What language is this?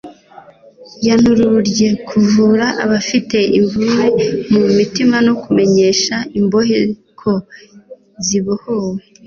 Kinyarwanda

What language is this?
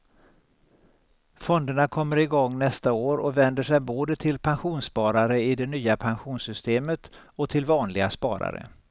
Swedish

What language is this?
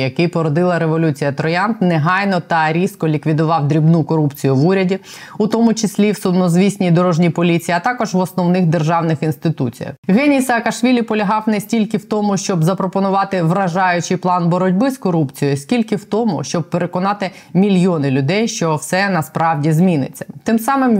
Ukrainian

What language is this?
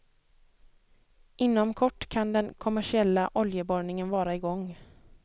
Swedish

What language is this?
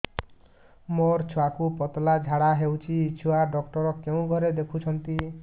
Odia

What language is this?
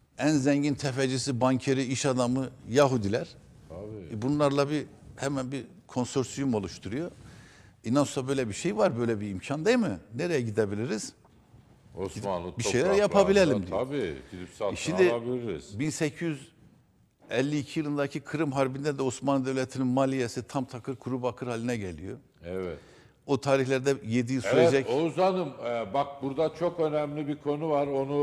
Turkish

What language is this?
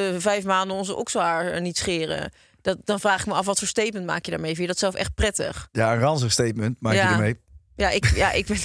Dutch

